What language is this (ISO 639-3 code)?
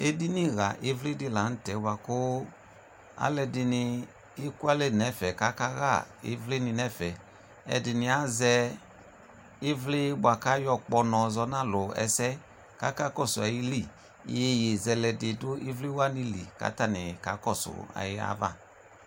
kpo